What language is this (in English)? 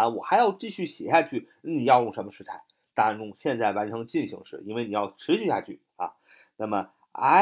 Chinese